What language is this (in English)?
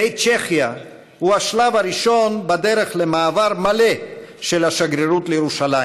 Hebrew